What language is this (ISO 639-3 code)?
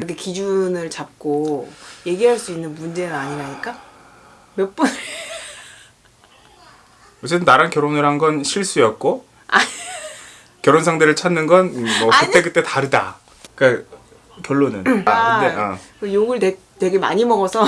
kor